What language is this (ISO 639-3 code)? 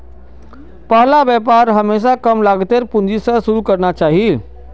mag